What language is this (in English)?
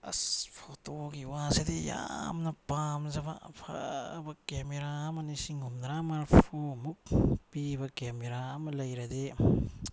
Manipuri